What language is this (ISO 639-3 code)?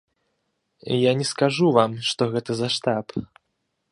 bel